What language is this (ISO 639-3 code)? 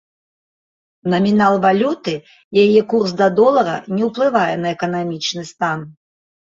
bel